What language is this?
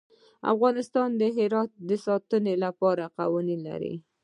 Pashto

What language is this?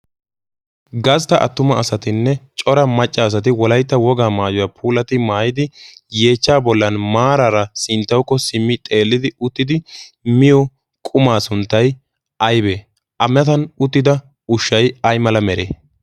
Wolaytta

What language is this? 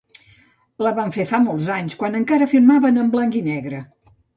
Catalan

